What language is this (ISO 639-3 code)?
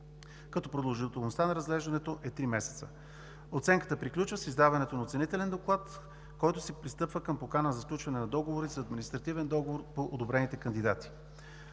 bul